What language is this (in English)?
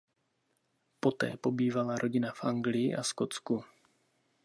Czech